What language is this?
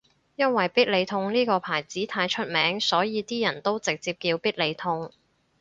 Cantonese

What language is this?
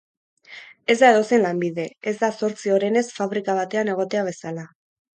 Basque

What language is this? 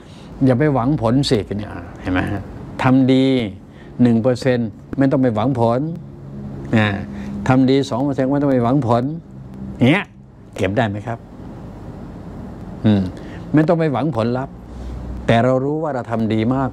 Thai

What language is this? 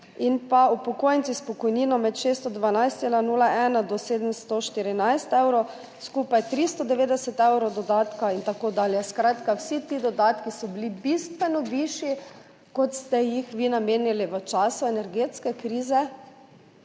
Slovenian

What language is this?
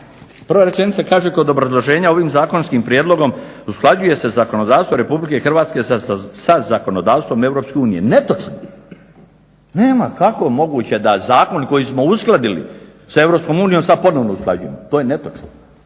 Croatian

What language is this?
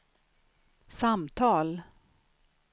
Swedish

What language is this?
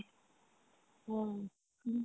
Assamese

